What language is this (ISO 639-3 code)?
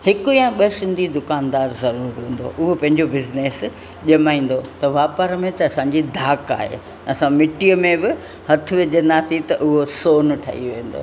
snd